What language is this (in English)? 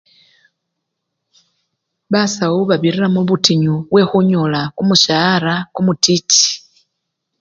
Luyia